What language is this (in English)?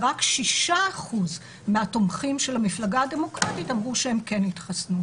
Hebrew